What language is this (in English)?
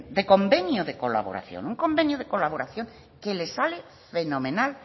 Spanish